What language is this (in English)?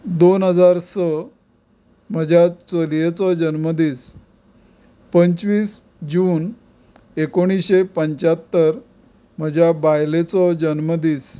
Konkani